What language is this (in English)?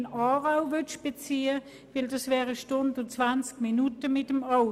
Swiss German